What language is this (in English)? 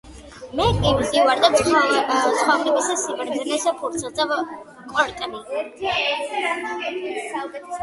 Georgian